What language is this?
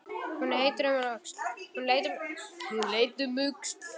Icelandic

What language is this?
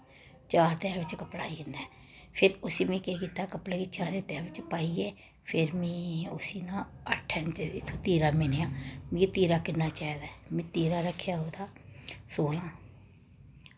Dogri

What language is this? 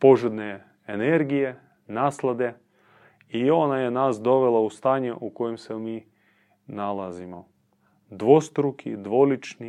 Croatian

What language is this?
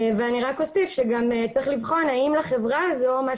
Hebrew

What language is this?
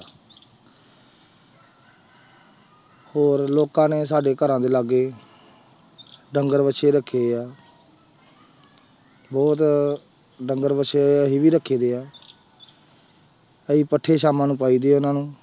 Punjabi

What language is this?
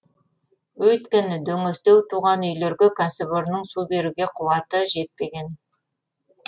Kazakh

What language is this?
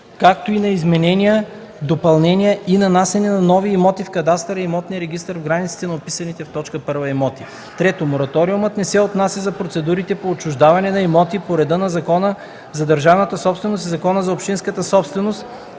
Bulgarian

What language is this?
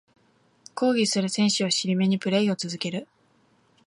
Japanese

